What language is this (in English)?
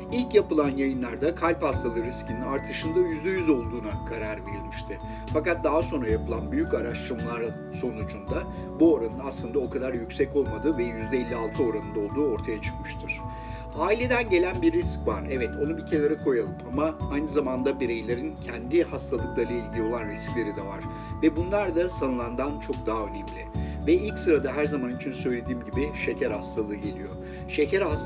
Turkish